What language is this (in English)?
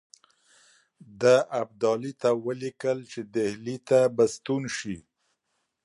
Pashto